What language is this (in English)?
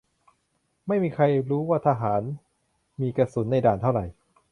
Thai